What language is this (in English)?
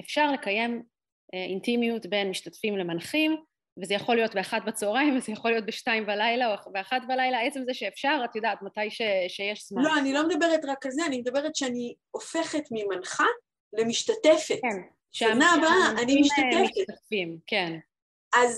Hebrew